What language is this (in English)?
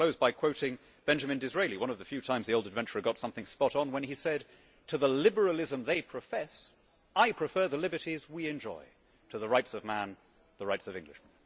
English